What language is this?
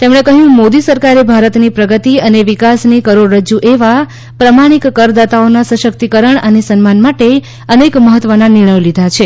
Gujarati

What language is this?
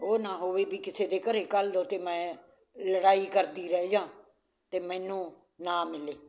Punjabi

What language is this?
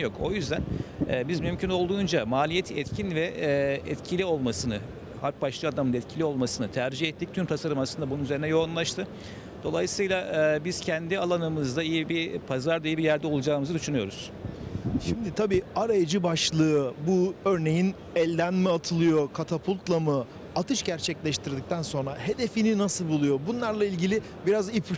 Turkish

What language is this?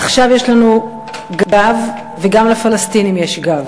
Hebrew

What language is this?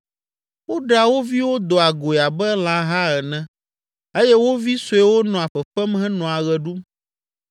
Ewe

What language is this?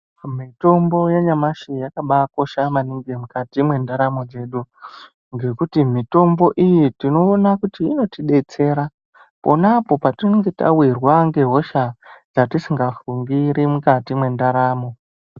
Ndau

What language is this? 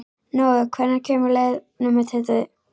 Icelandic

